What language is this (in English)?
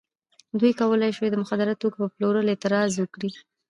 Pashto